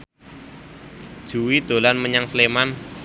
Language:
Javanese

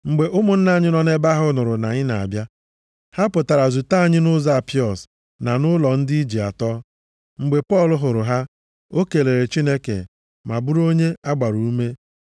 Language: Igbo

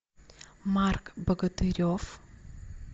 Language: Russian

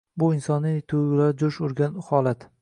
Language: Uzbek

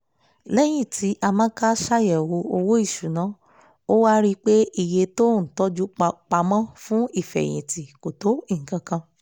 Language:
Yoruba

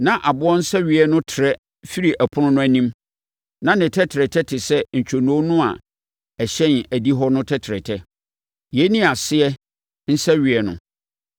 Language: Akan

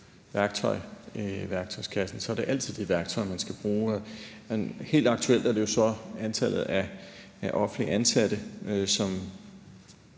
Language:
Danish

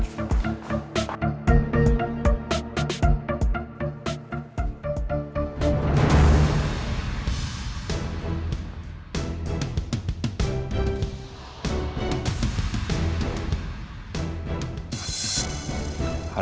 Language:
Indonesian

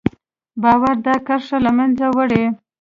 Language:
Pashto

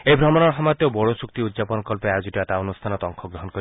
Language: Assamese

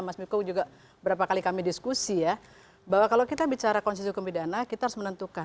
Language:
Indonesian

